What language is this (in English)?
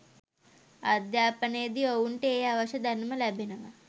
Sinhala